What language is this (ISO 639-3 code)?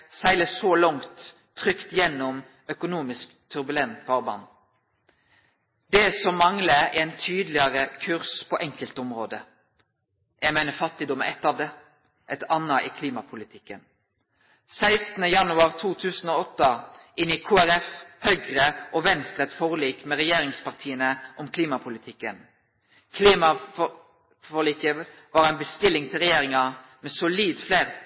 nno